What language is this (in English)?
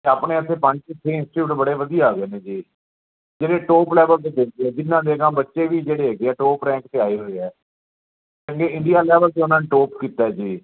Punjabi